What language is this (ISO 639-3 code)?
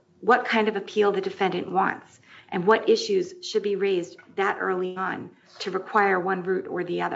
eng